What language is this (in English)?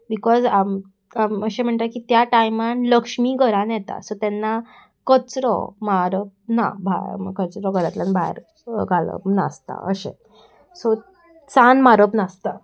Konkani